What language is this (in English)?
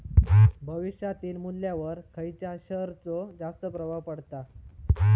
Marathi